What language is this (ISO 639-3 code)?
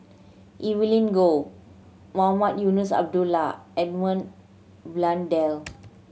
eng